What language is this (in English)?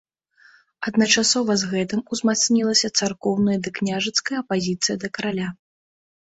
Belarusian